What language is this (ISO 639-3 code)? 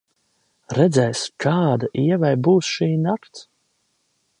lav